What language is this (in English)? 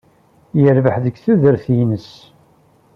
Kabyle